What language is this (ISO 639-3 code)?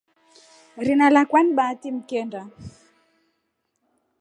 rof